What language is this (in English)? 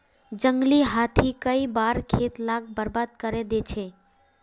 Magahi